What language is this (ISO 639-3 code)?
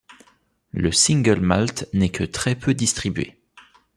fra